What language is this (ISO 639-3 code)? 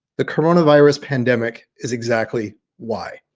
eng